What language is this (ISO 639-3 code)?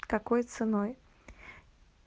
rus